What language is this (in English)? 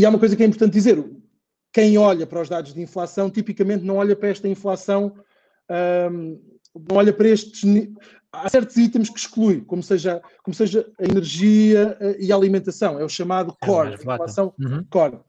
Portuguese